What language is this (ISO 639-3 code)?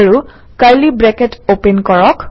asm